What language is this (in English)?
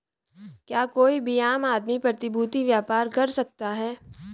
Hindi